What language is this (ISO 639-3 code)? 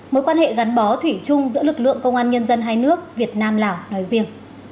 vie